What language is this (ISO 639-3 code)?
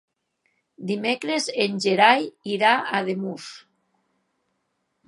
cat